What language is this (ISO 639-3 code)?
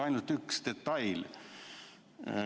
est